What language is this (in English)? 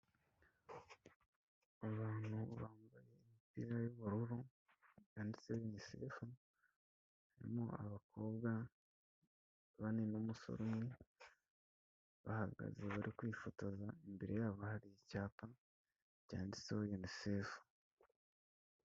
Kinyarwanda